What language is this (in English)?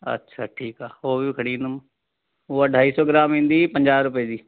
Sindhi